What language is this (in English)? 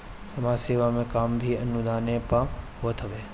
Bhojpuri